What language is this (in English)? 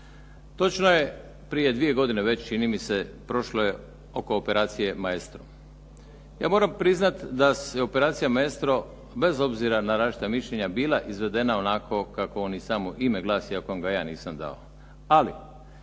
Croatian